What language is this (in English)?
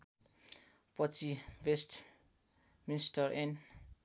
Nepali